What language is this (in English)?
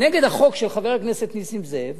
Hebrew